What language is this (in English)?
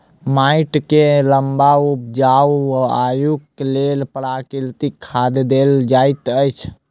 Maithili